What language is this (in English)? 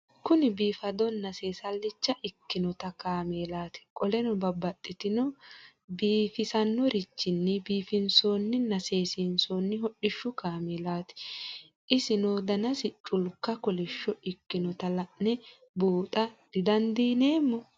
Sidamo